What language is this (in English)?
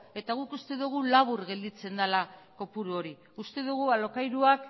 Basque